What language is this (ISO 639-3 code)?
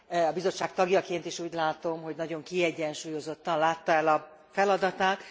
hun